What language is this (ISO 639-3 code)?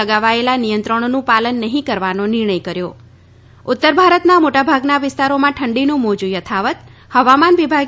guj